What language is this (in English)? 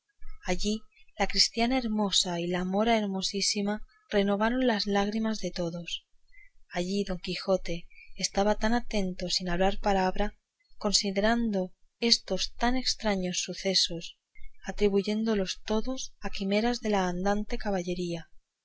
Spanish